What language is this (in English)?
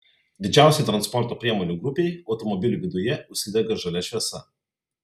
Lithuanian